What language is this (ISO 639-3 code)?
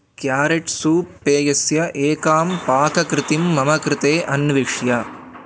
san